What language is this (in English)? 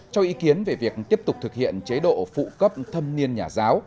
Vietnamese